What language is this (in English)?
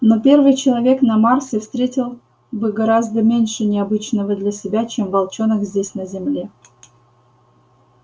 Russian